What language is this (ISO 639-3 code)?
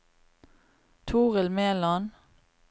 nor